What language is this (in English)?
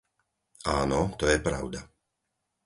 Slovak